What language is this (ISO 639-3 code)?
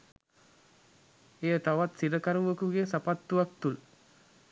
sin